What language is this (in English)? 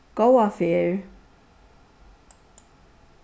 Faroese